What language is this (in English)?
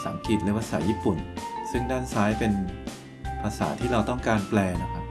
Thai